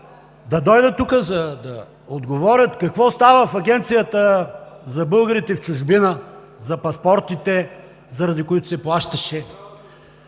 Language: Bulgarian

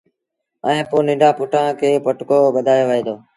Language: Sindhi Bhil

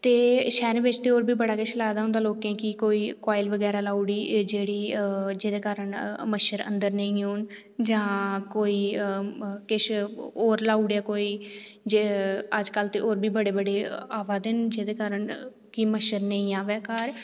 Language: Dogri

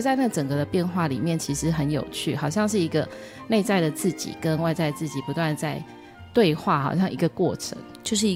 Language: Chinese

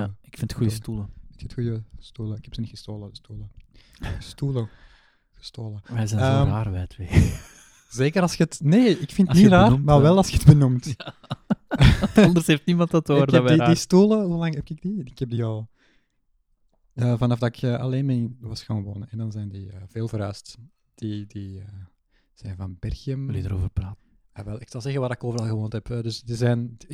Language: Dutch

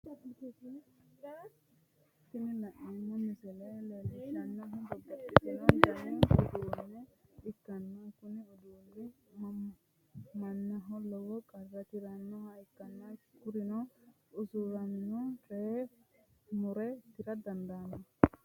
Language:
Sidamo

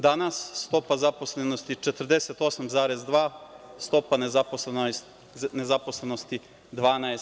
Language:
Serbian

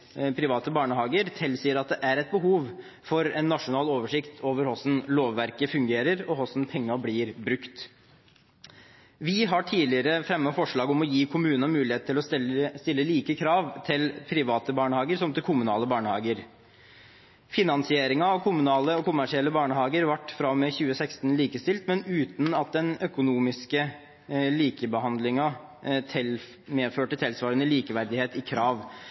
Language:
Norwegian Bokmål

